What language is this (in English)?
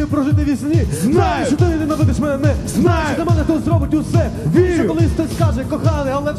Ukrainian